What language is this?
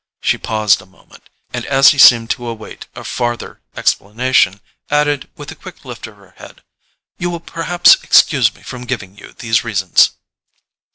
English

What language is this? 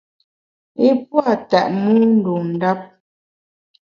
Bamun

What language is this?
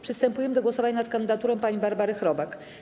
Polish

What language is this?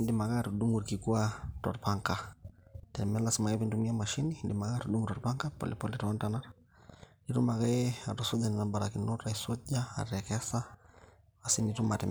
Masai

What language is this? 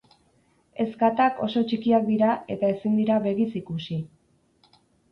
Basque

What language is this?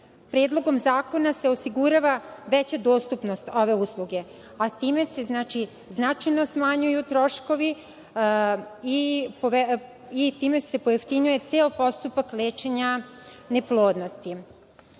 Serbian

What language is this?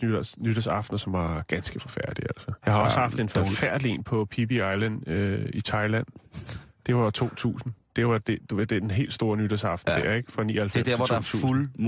Danish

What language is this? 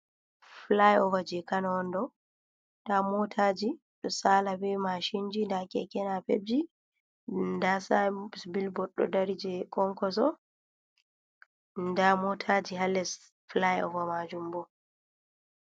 Fula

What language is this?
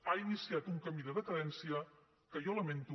Catalan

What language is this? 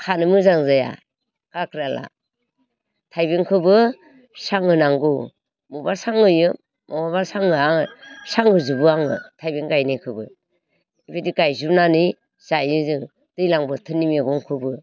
Bodo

